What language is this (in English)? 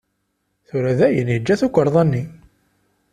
Kabyle